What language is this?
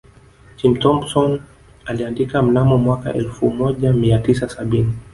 Swahili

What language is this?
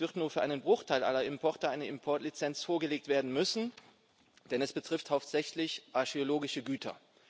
German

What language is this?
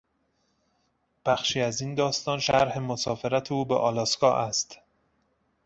Persian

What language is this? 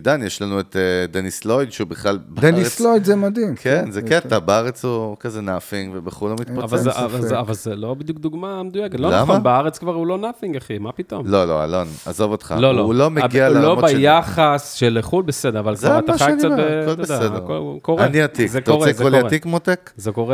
Hebrew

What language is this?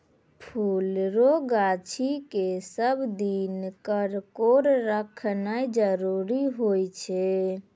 Maithili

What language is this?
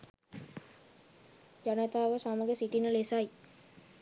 Sinhala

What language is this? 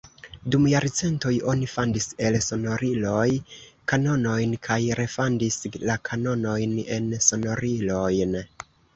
Esperanto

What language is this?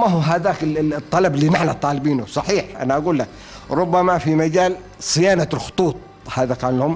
Arabic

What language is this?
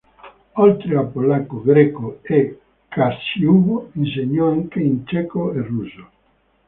Italian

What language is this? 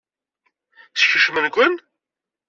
Kabyle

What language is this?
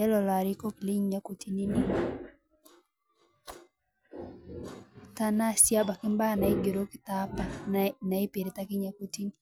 Masai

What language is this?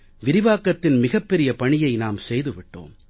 Tamil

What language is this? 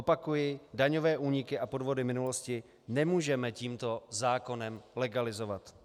Czech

